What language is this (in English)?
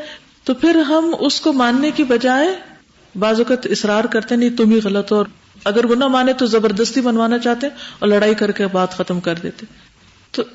Urdu